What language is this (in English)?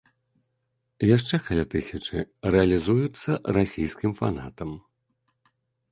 Belarusian